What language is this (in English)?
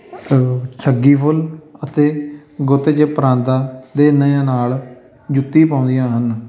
Punjabi